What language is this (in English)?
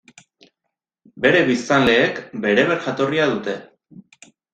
Basque